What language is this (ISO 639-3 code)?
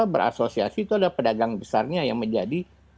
ind